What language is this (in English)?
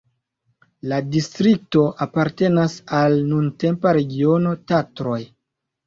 Esperanto